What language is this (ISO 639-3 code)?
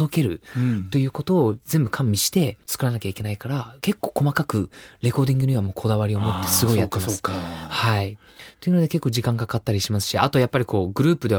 jpn